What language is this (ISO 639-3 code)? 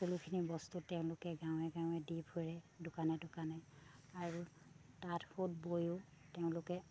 asm